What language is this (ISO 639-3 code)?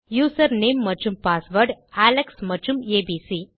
tam